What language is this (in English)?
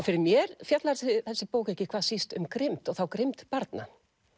Icelandic